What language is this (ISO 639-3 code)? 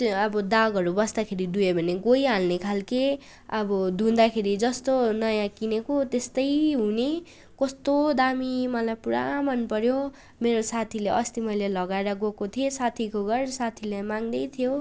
nep